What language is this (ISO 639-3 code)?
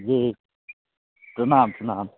mai